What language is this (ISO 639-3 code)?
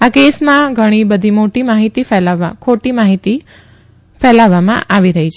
guj